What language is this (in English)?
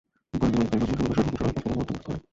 Bangla